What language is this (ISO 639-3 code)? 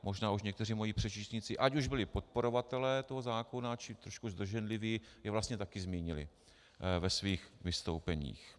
ces